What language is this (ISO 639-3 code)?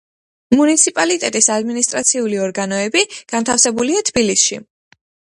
kat